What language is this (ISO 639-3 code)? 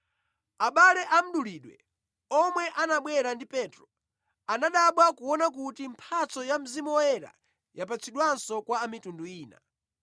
nya